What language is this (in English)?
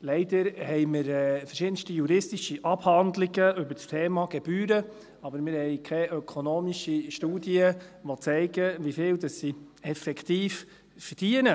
Swiss German